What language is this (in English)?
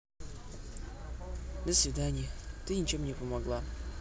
Russian